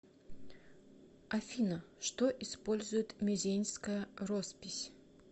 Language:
Russian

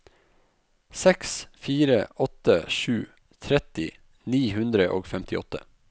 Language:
Norwegian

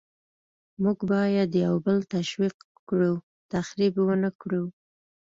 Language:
Pashto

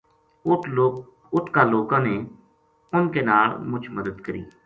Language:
Gujari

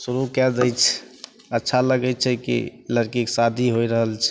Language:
Maithili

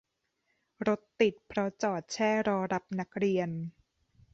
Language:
Thai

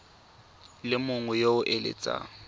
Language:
Tswana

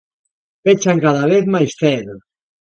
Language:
Galician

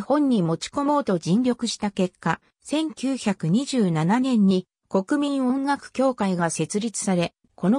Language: Japanese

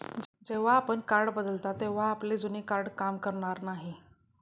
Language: Marathi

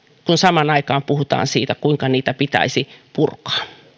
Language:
Finnish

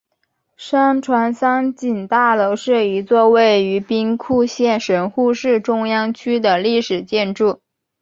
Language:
Chinese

